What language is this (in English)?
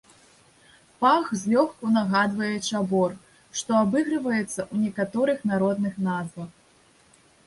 Belarusian